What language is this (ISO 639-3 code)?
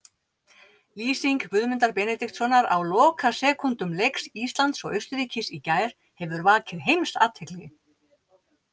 isl